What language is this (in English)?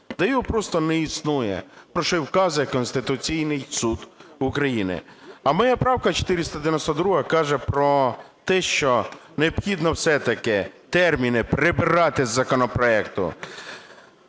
Ukrainian